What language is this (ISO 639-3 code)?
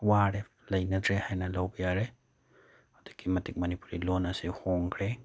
mni